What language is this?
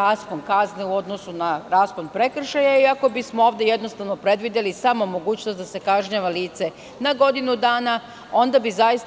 Serbian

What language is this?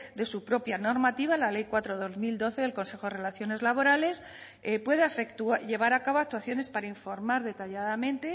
Spanish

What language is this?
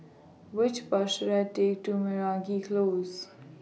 English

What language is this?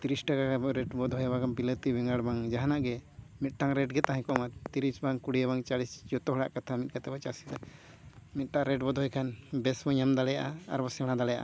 Santali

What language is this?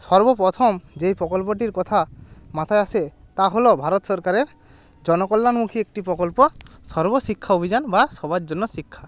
Bangla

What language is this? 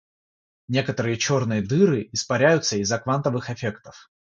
Russian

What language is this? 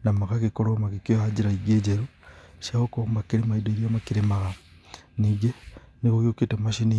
Kikuyu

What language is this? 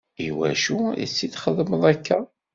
Kabyle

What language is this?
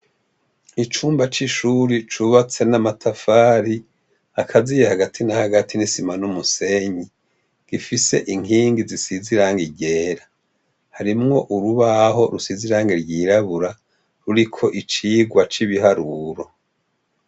Rundi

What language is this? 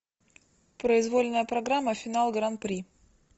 Russian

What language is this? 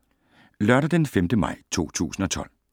Danish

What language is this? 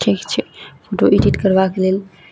Maithili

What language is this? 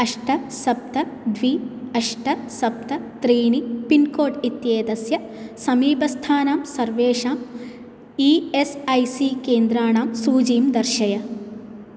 Sanskrit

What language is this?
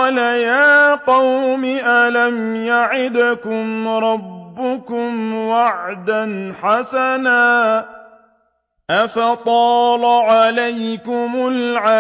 Arabic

